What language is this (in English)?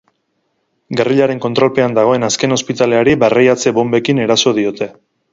Basque